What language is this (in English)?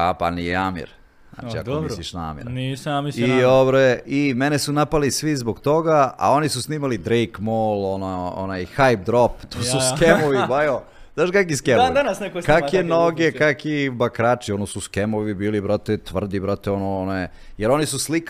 Croatian